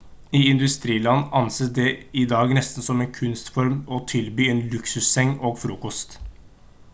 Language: Norwegian Bokmål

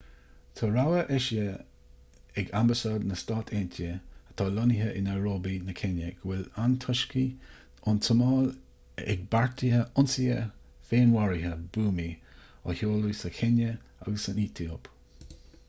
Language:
Irish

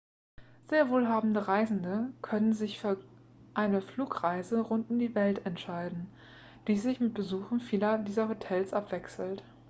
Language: German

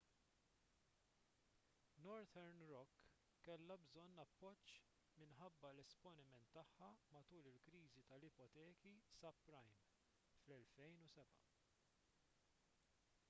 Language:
Maltese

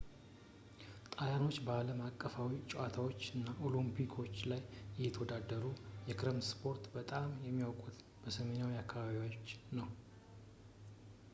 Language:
Amharic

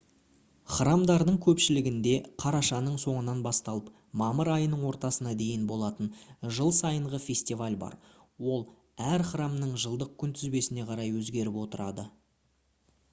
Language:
Kazakh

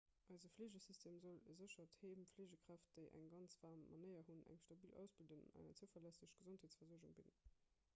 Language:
Luxembourgish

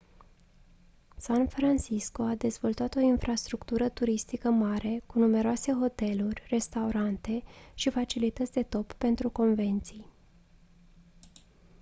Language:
Romanian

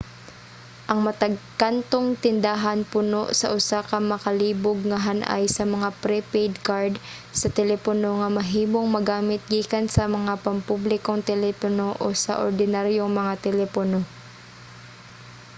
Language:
Cebuano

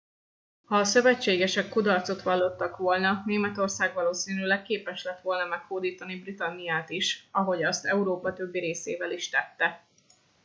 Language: Hungarian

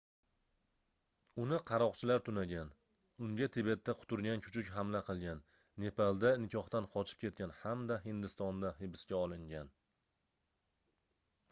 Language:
Uzbek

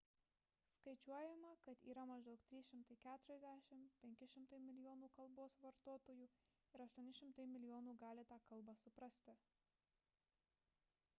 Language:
Lithuanian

